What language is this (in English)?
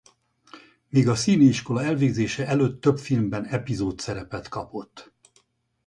Hungarian